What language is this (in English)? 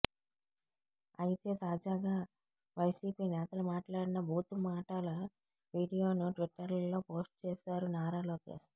Telugu